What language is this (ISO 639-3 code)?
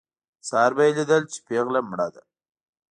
pus